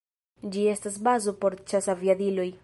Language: Esperanto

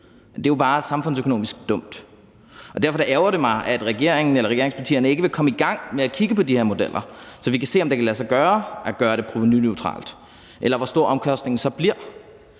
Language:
Danish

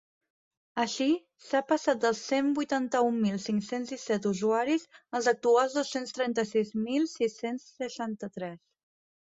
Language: Catalan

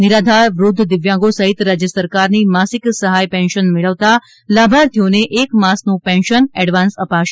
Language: Gujarati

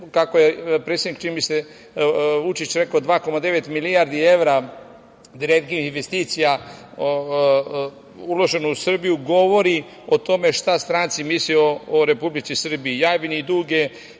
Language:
Serbian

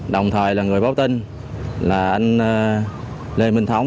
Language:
Vietnamese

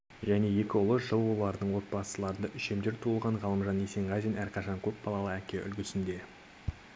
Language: Kazakh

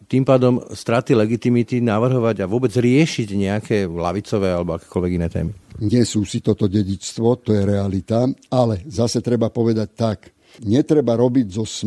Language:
Slovak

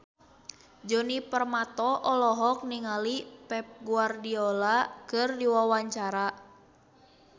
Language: Sundanese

